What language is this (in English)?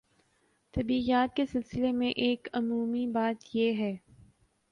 Urdu